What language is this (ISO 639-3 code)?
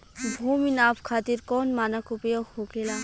bho